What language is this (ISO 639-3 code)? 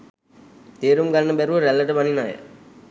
sin